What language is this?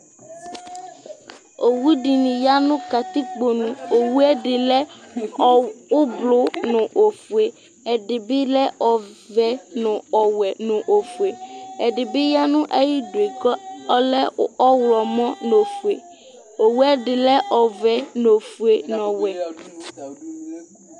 Ikposo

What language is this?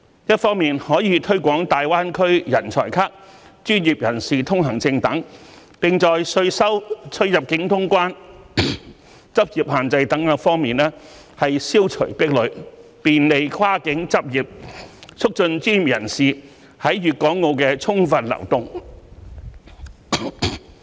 Cantonese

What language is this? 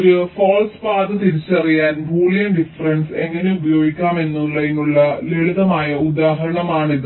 Malayalam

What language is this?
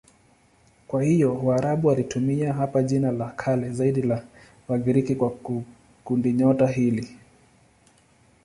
Swahili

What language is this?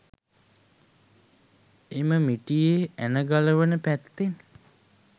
Sinhala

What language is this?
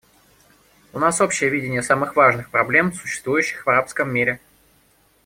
Russian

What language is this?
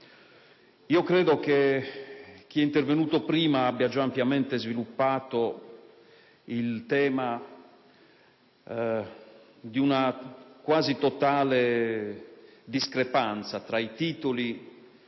Italian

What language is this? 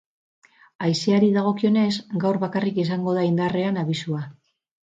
Basque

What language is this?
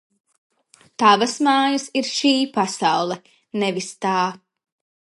Latvian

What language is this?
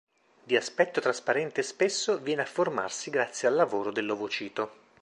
Italian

